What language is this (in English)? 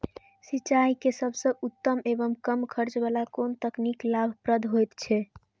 Maithili